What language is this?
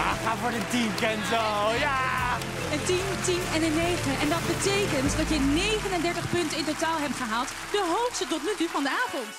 Dutch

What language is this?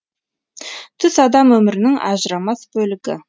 Kazakh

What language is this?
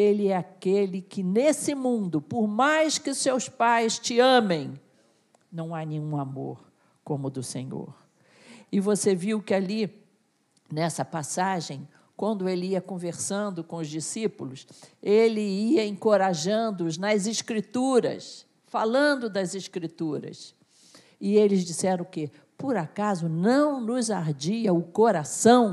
Portuguese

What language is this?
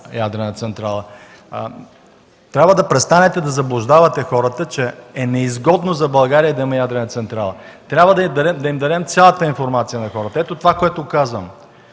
Bulgarian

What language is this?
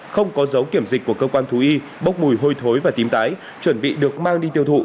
Vietnamese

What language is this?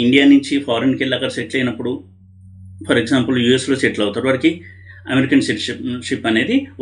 Telugu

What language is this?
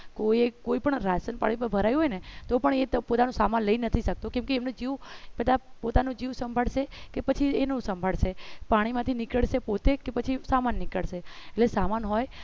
Gujarati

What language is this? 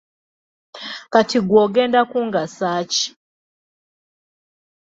Ganda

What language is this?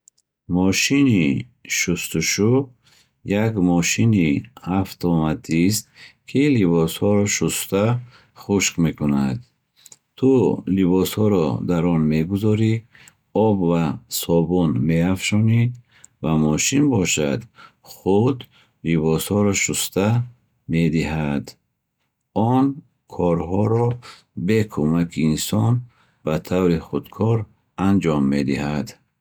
Bukharic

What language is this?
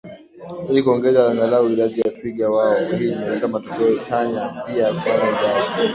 Swahili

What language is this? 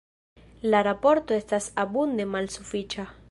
Esperanto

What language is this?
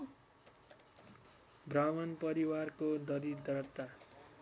Nepali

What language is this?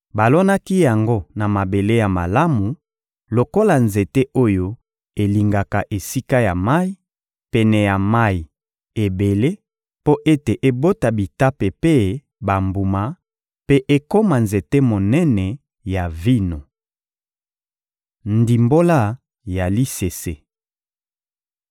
Lingala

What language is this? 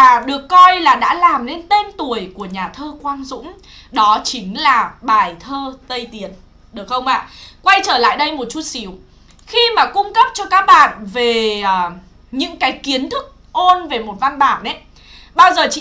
Vietnamese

